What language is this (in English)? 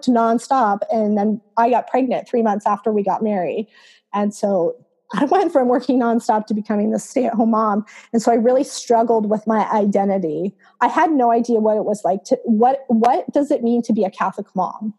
English